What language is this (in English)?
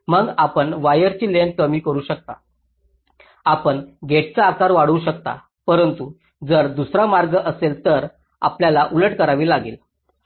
Marathi